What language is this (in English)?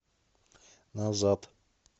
Russian